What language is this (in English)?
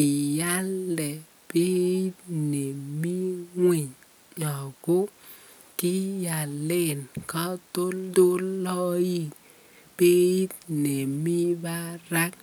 Kalenjin